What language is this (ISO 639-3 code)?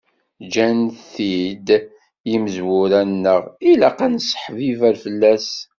kab